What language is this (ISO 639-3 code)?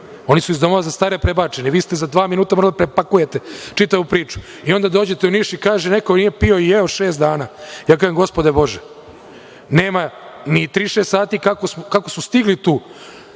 srp